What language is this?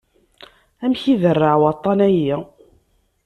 Kabyle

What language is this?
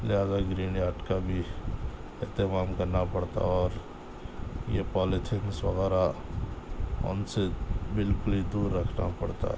Urdu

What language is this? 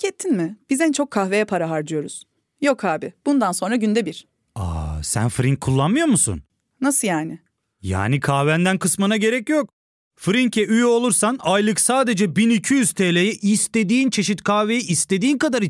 Turkish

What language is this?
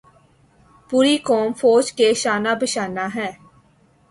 Urdu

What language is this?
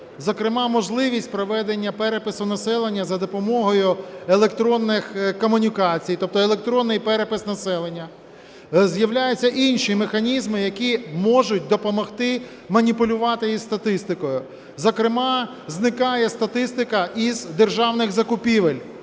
Ukrainian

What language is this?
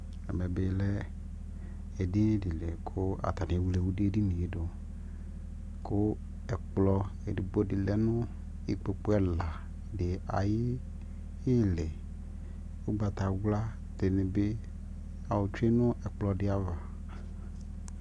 Ikposo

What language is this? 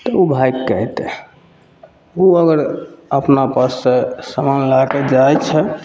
Maithili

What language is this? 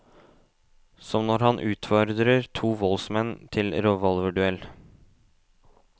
Norwegian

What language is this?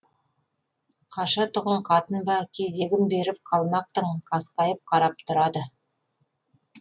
Kazakh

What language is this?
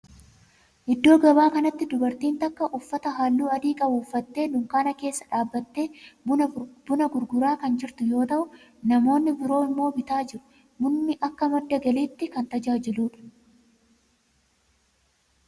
Oromo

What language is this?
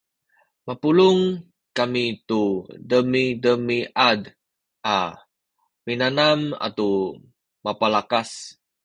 Sakizaya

